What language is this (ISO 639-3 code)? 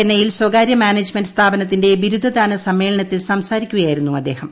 mal